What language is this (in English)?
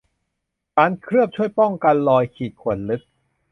Thai